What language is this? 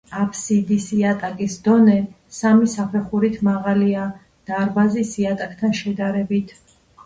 Georgian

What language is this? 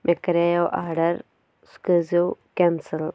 Kashmiri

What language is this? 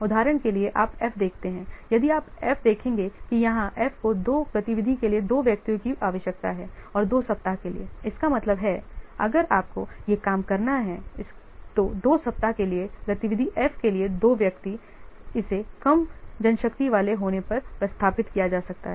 Hindi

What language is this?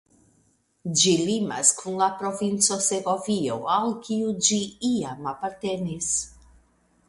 Esperanto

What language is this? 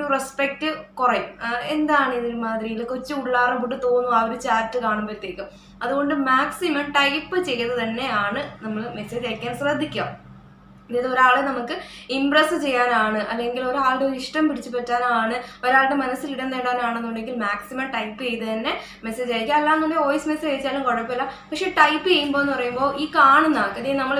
Vietnamese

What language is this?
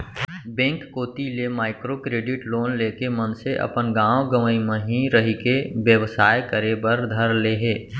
Chhattisgarhi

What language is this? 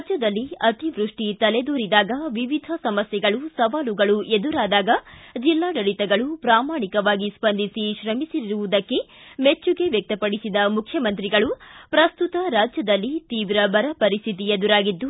Kannada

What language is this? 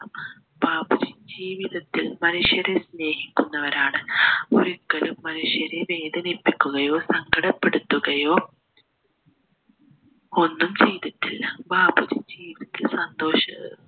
Malayalam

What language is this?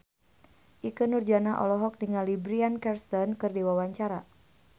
Sundanese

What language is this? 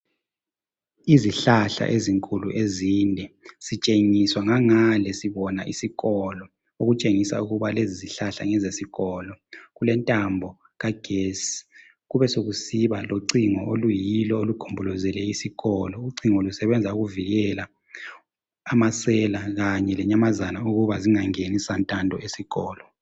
North Ndebele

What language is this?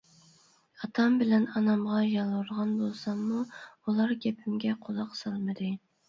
Uyghur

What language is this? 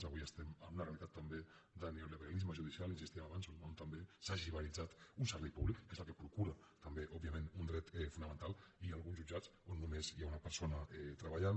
Catalan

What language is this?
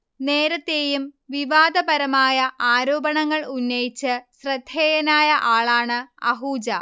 Malayalam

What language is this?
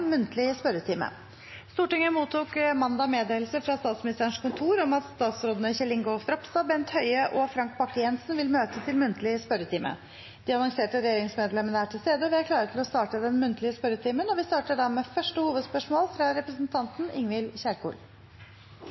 Norwegian Bokmål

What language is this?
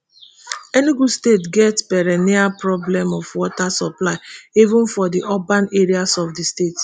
Nigerian Pidgin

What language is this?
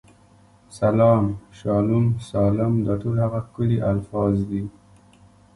Pashto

